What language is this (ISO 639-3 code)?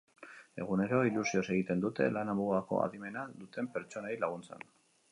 eus